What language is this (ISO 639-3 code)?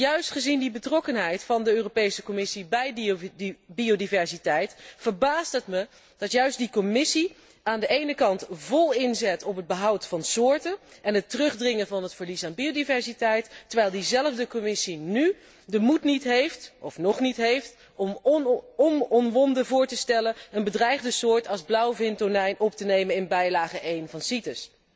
nld